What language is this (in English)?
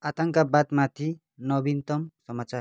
Nepali